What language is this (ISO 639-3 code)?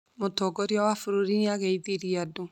kik